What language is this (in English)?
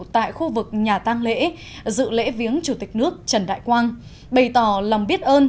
Vietnamese